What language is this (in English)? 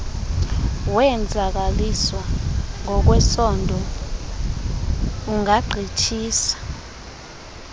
Xhosa